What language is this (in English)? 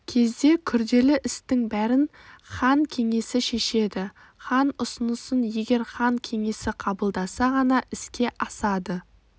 Kazakh